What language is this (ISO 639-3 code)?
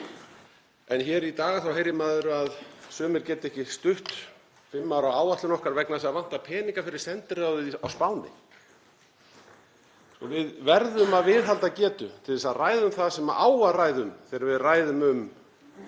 isl